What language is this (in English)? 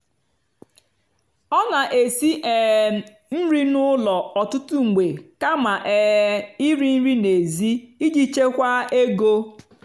Igbo